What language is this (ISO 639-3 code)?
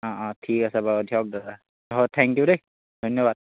asm